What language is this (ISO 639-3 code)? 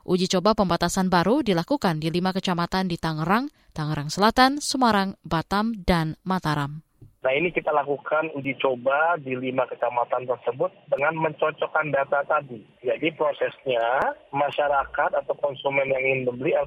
ind